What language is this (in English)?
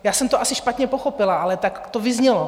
Czech